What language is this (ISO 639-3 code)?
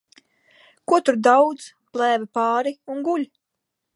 lav